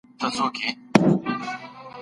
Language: Pashto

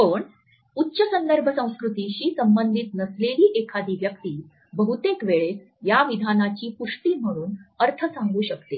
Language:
Marathi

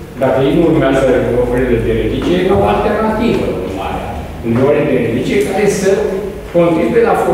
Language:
Romanian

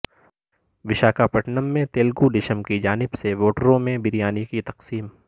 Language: Urdu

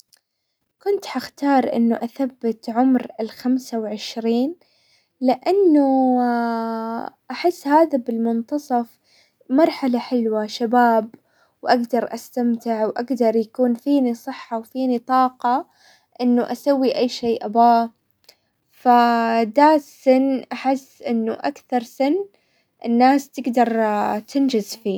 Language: Hijazi Arabic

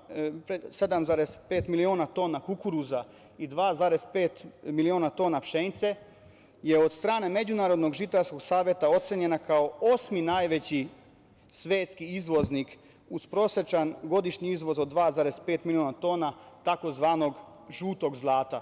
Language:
Serbian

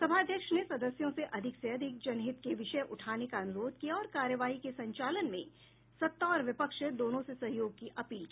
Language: Hindi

